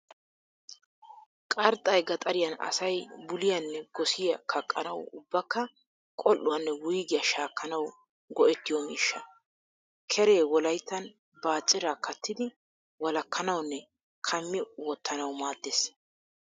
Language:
Wolaytta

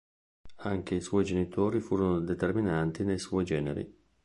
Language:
Italian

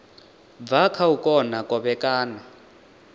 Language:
Venda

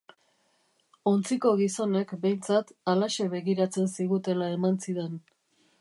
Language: Basque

